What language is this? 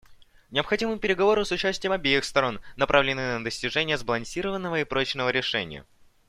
Russian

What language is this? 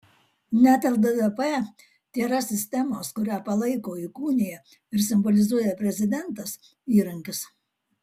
Lithuanian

